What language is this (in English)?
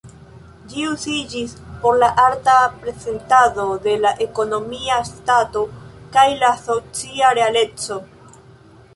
Esperanto